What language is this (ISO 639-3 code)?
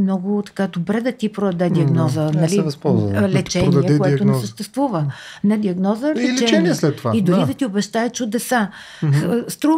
bul